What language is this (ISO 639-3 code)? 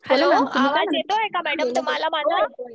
mar